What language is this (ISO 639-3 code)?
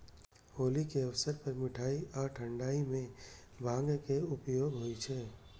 mai